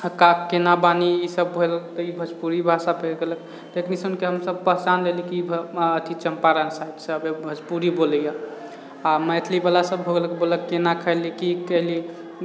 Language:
Maithili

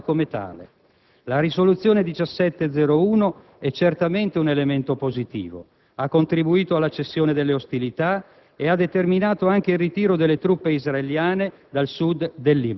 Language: Italian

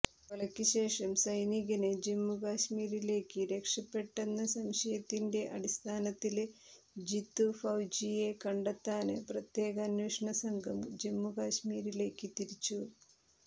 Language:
Malayalam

